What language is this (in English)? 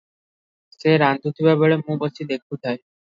Odia